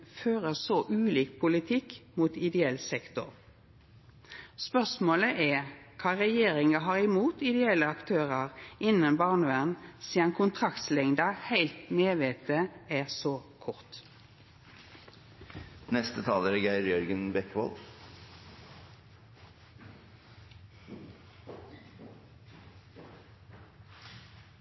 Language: Norwegian Nynorsk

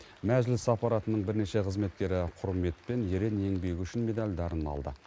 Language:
Kazakh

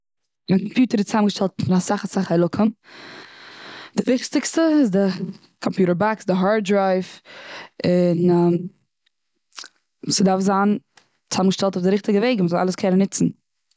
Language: Yiddish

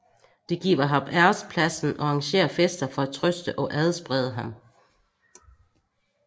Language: Danish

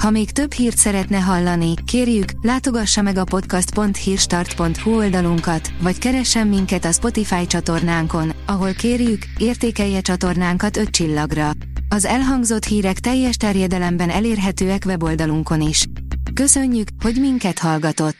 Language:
Hungarian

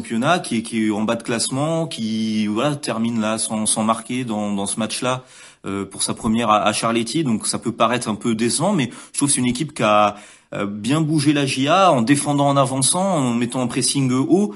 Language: French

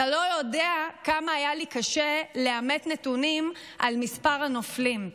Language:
Hebrew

